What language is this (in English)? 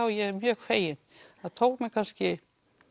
Icelandic